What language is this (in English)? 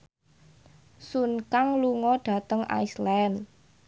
Javanese